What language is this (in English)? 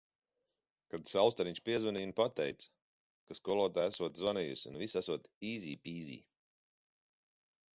Latvian